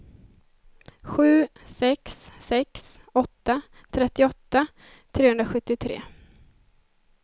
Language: Swedish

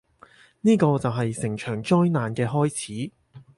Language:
Cantonese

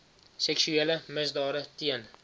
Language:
Afrikaans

